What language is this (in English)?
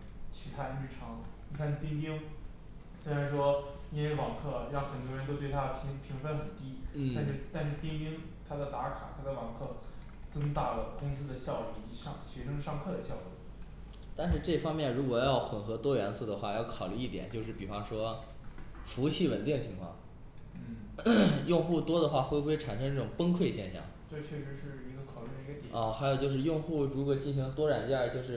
Chinese